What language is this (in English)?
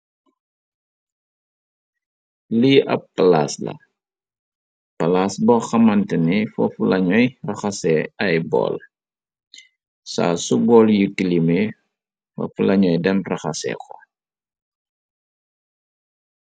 Wolof